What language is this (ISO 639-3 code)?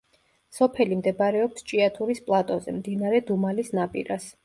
kat